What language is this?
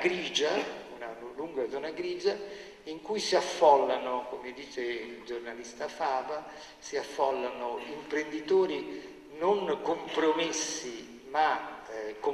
Italian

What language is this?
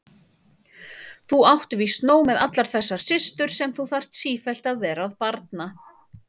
Icelandic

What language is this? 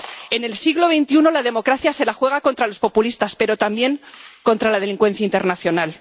Spanish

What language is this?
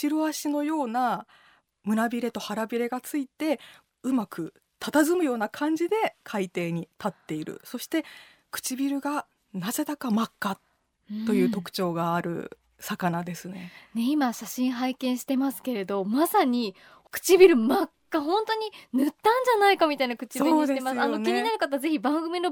Japanese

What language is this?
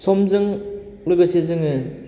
Bodo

